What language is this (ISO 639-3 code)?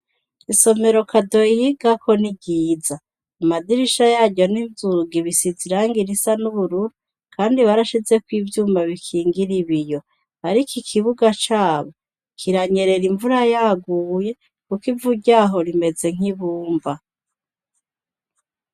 run